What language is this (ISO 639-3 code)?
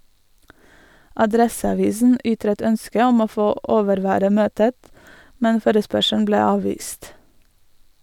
nor